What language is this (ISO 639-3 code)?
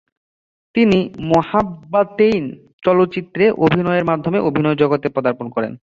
ben